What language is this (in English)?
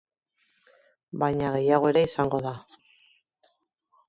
Basque